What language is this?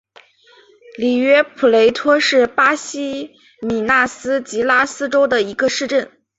Chinese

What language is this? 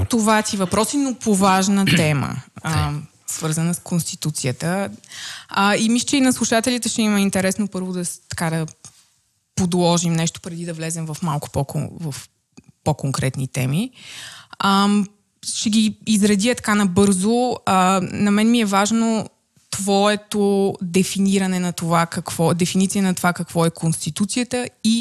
Bulgarian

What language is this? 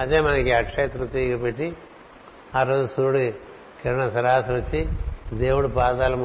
Telugu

